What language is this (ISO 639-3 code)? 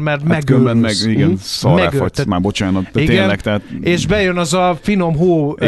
hun